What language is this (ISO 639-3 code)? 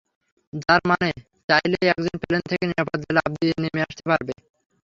ben